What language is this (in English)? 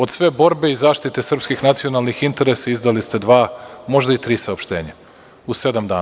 Serbian